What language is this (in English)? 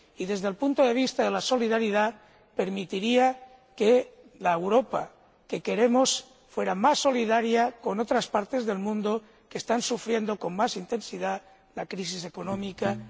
Spanish